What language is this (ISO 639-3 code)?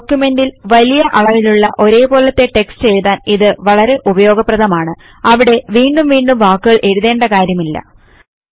mal